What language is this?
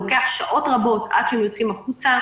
Hebrew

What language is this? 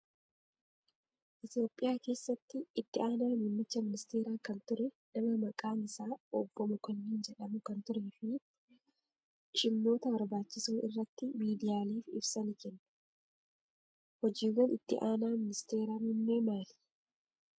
Oromo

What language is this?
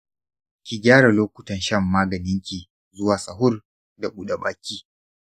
Hausa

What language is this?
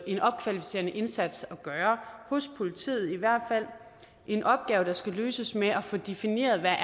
Danish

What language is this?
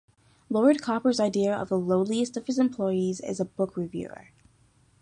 English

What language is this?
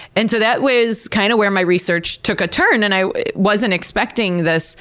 English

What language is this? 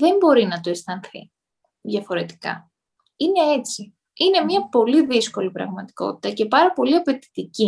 Greek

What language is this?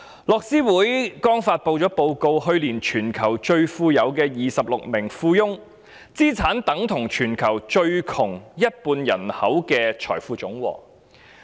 Cantonese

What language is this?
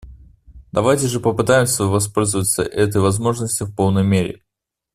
Russian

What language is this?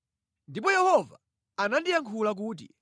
Nyanja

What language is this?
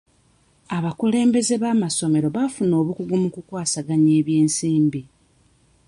Ganda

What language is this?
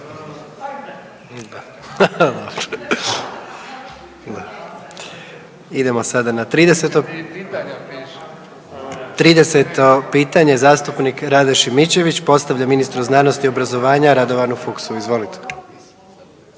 Croatian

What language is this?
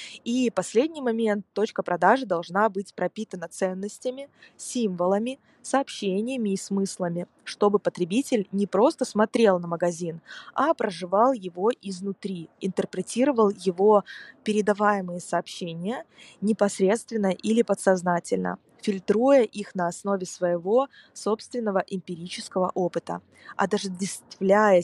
Russian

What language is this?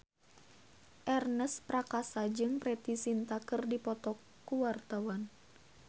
Sundanese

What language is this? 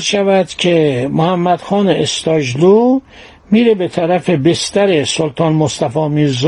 Persian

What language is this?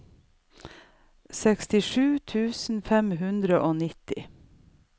Norwegian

